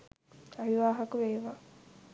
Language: Sinhala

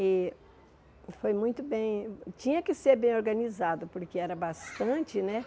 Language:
Portuguese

